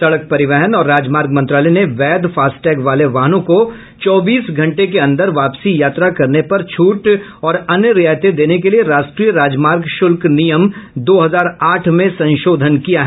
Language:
Hindi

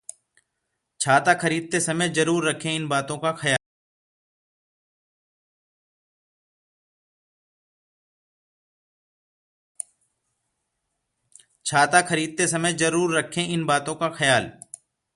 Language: Hindi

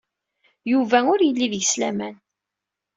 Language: Kabyle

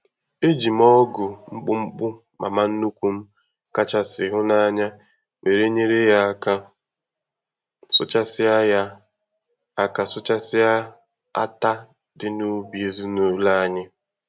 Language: Igbo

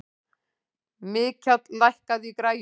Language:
Icelandic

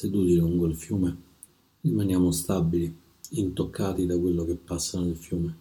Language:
Italian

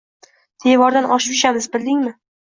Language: Uzbek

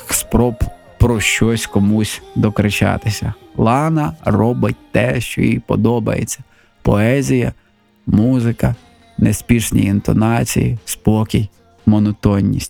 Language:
Ukrainian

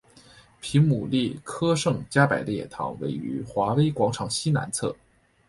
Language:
Chinese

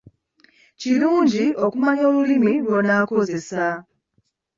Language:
Ganda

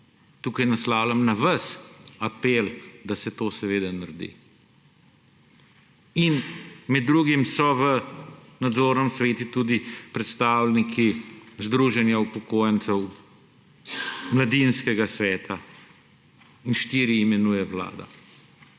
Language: Slovenian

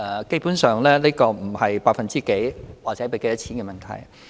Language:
Cantonese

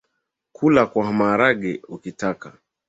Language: Swahili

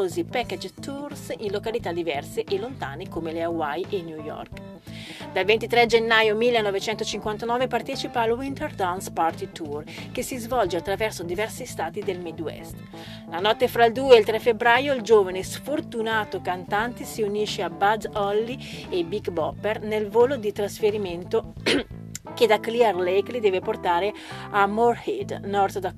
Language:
Italian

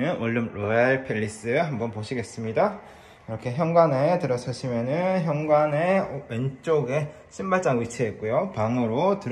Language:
Korean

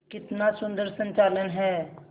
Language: Hindi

